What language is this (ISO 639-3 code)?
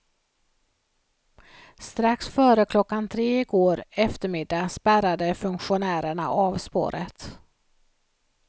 swe